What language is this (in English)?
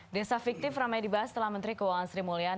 Indonesian